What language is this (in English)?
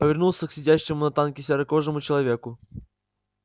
Russian